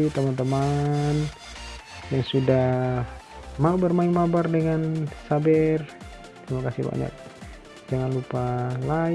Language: Indonesian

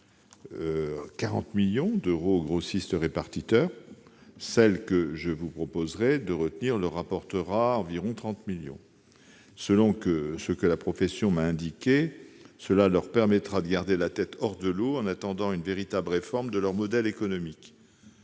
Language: French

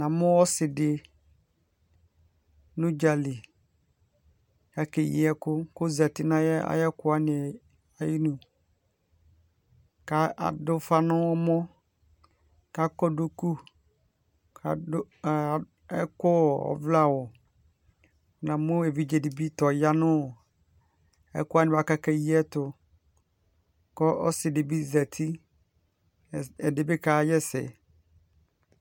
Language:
Ikposo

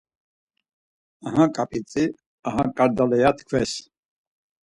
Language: Laz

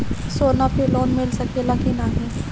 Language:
Bhojpuri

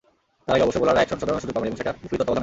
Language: Bangla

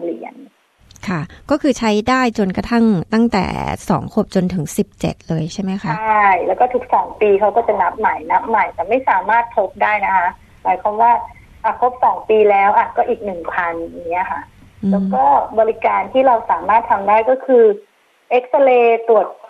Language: Thai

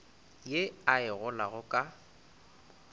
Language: Northern Sotho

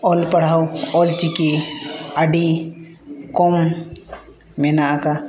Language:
Santali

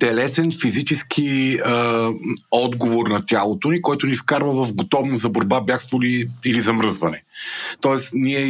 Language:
Bulgarian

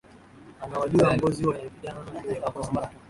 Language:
Swahili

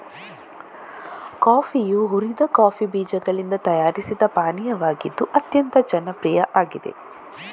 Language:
Kannada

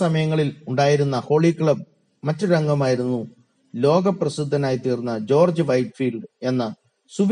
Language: Malayalam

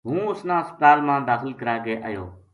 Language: Gujari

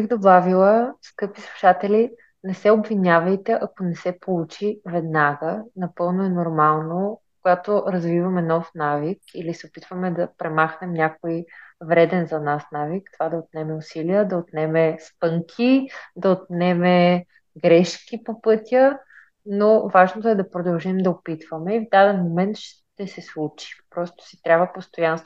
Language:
Bulgarian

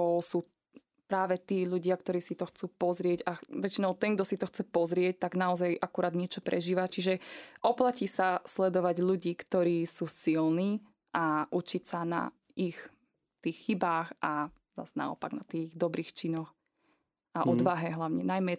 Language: Slovak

